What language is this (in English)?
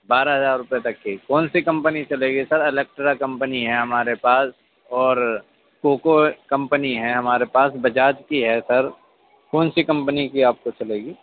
Urdu